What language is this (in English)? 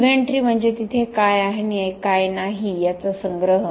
Marathi